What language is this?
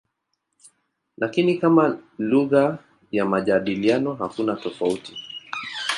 Swahili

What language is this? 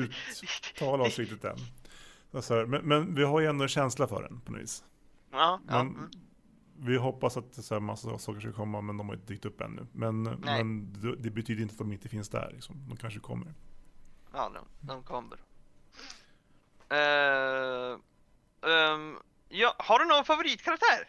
Swedish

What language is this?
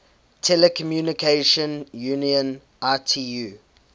English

